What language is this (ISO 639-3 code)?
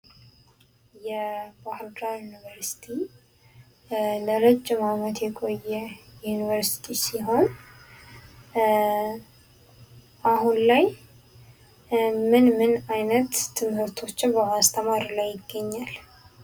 amh